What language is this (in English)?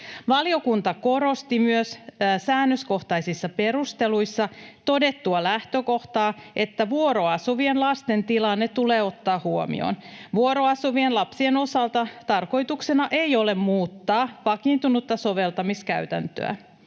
Finnish